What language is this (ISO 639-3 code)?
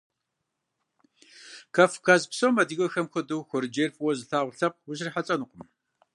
kbd